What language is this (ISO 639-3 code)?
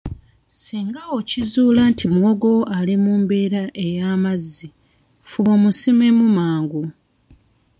lug